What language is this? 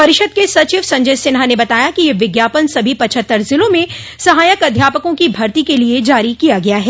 Hindi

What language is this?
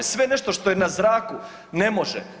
Croatian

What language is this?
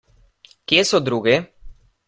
Slovenian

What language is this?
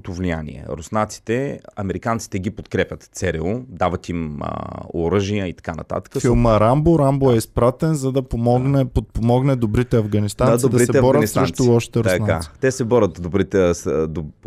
Bulgarian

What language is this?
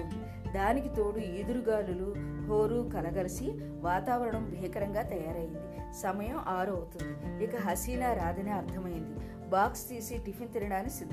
Telugu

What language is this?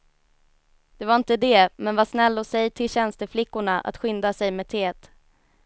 Swedish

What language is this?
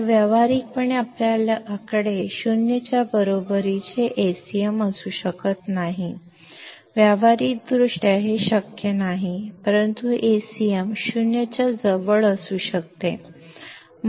Marathi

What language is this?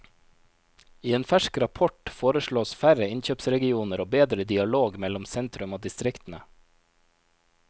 Norwegian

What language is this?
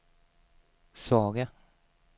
Swedish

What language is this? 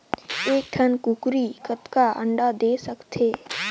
Chhattisgarhi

